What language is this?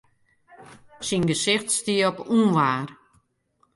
Western Frisian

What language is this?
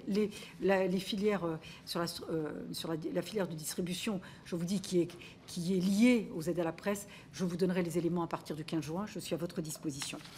French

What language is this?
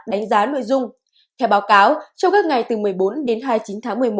Vietnamese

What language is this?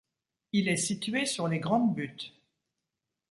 French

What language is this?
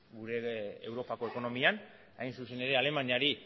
Basque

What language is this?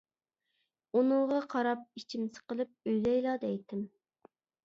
Uyghur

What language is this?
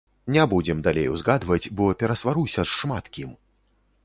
Belarusian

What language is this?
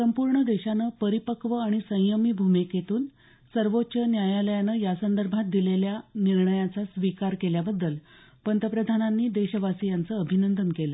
Marathi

